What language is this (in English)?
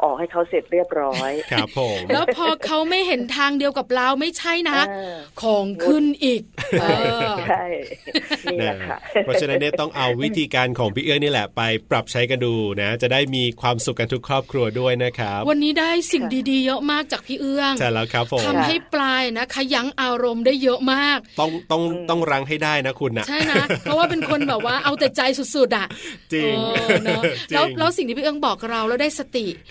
Thai